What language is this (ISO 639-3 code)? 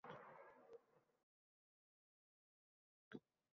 uzb